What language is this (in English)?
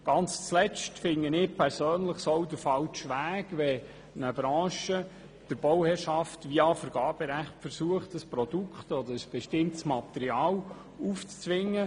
Swiss German